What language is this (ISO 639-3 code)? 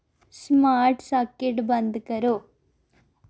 doi